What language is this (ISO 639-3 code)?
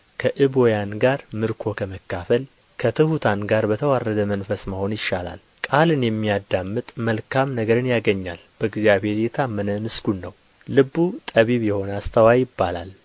amh